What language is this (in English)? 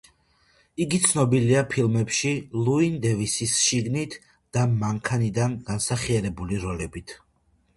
Georgian